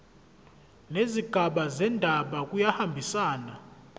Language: Zulu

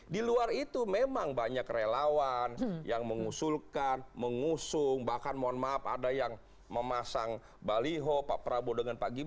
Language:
Indonesian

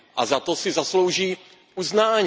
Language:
Czech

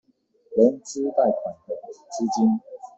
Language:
Chinese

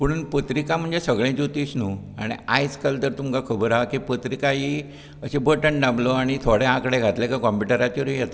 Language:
Konkani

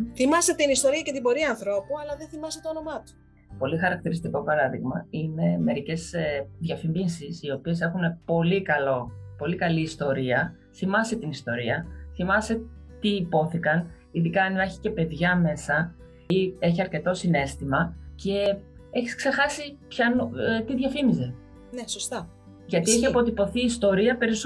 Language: Greek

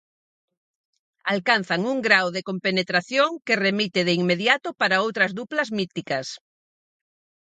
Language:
Galician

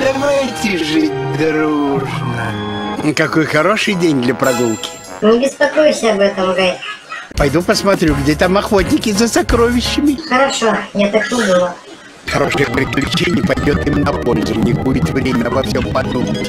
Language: Russian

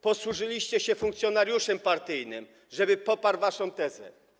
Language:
Polish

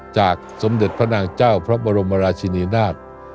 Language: Thai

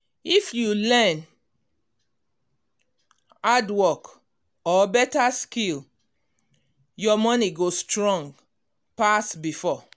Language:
Nigerian Pidgin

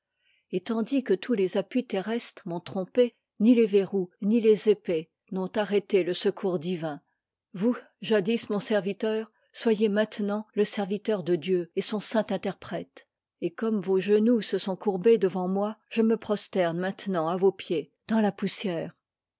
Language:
French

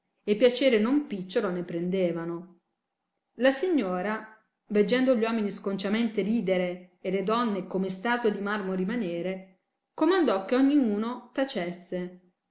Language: Italian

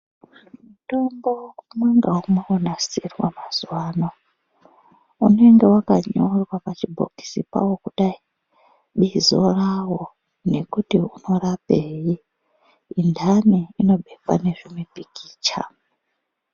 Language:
Ndau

